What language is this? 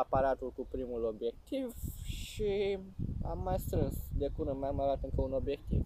Romanian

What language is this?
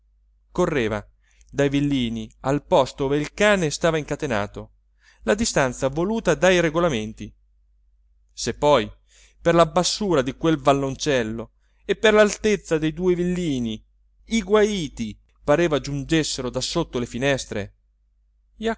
Italian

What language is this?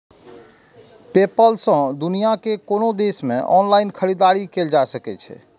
Maithili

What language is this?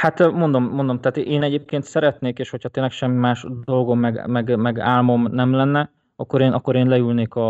Hungarian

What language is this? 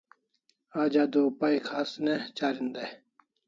Kalasha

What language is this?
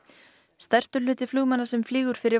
Icelandic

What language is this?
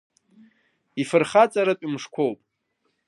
Abkhazian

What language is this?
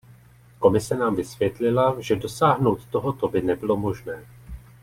Czech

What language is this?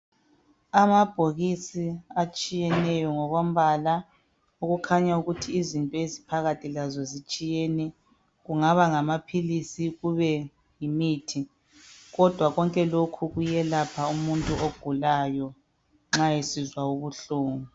North Ndebele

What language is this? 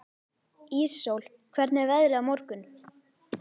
Icelandic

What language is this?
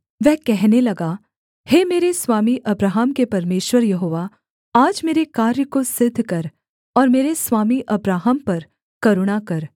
Hindi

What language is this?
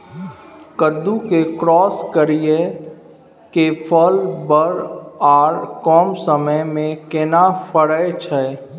Maithili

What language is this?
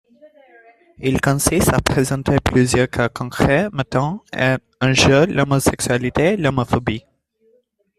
French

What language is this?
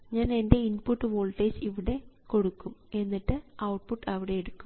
Malayalam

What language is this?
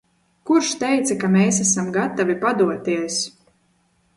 Latvian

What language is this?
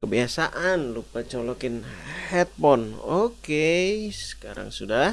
Indonesian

